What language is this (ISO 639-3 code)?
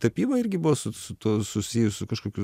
lit